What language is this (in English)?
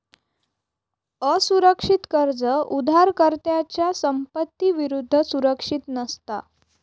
Marathi